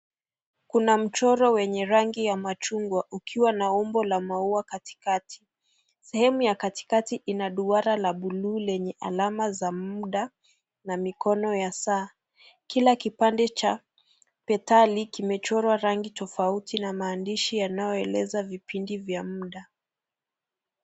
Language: Swahili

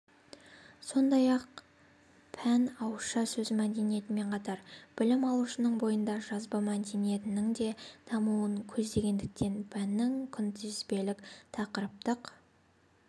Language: Kazakh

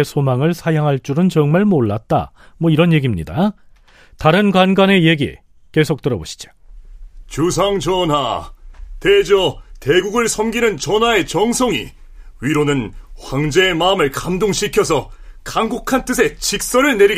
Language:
Korean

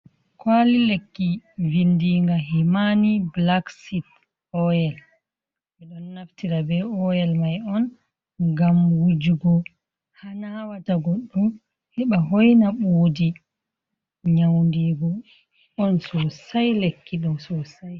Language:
Fula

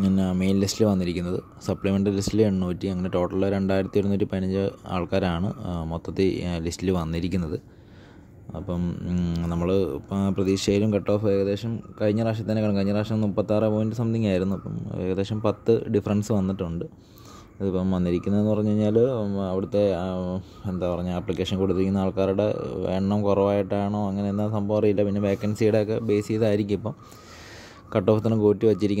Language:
Arabic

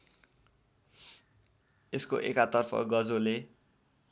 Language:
Nepali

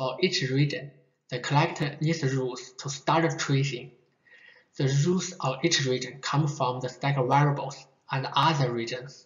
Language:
English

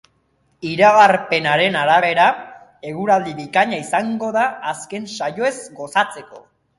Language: Basque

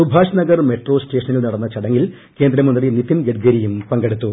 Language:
Malayalam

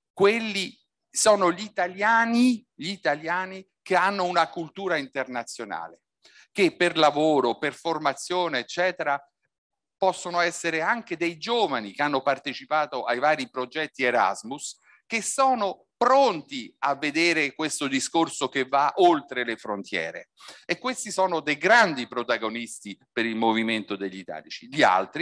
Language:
Italian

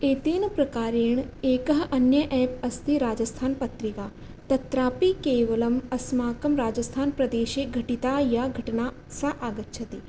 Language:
Sanskrit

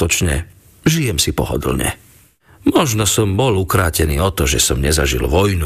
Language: Slovak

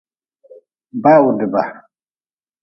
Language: Nawdm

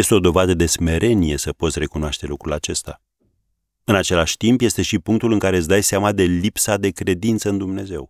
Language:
Romanian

